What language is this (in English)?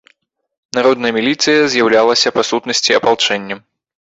Belarusian